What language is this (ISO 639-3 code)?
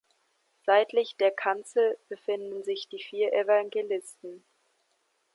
deu